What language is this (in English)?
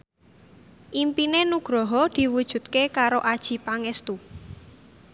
Javanese